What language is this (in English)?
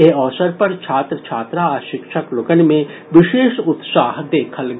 Maithili